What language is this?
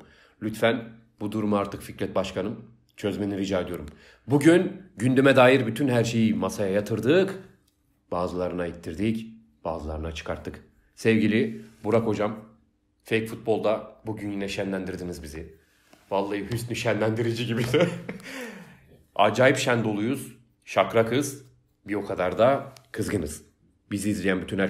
Turkish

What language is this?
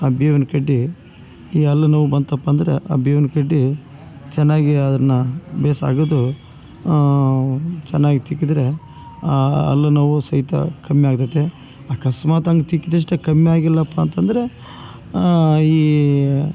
Kannada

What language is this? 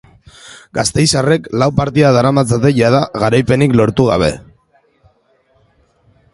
Basque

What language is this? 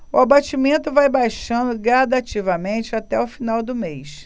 Portuguese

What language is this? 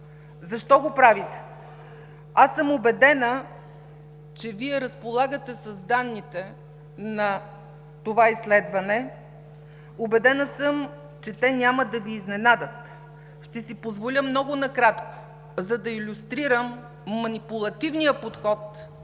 Bulgarian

